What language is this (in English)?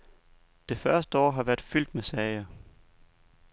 Danish